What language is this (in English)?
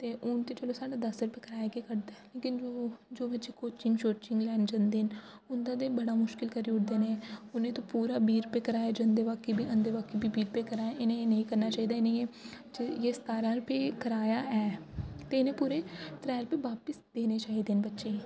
Dogri